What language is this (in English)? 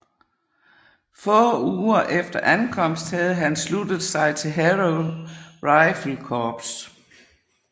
Danish